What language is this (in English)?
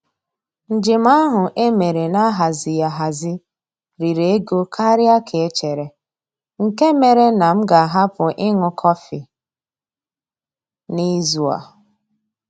Igbo